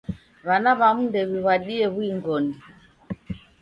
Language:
Taita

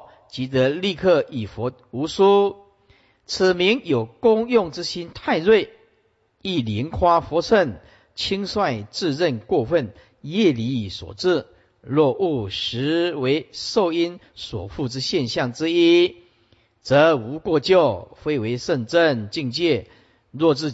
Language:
Chinese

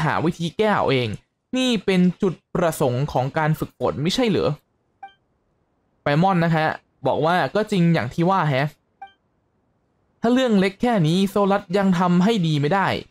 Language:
Thai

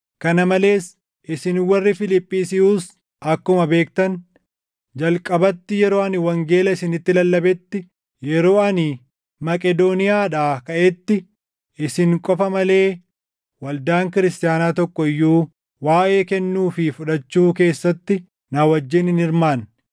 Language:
Oromo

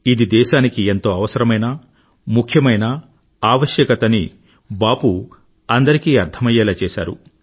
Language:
Telugu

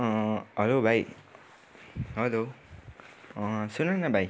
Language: Nepali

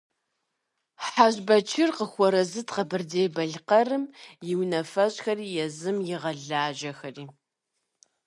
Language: Kabardian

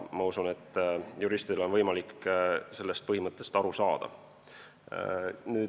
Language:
Estonian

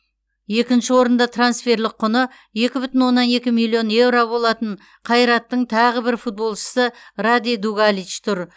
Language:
Kazakh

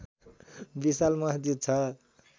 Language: Nepali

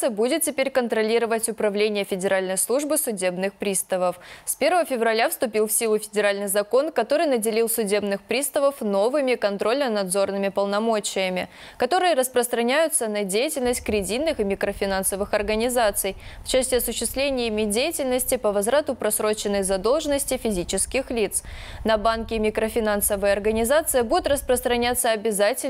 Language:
Russian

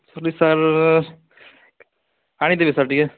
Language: Odia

